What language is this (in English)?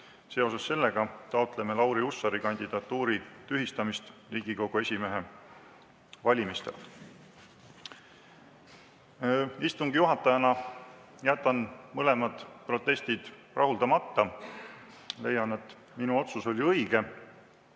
Estonian